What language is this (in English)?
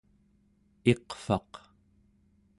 Central Yupik